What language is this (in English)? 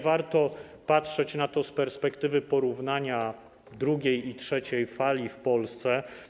Polish